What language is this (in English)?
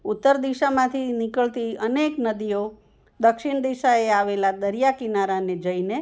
Gujarati